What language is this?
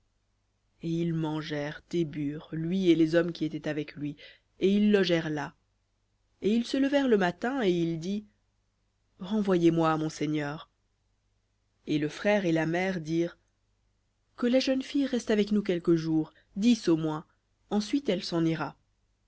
French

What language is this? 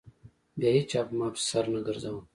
Pashto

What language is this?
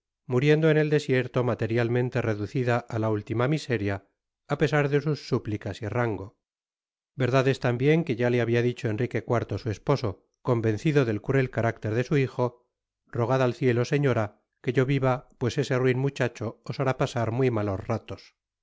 Spanish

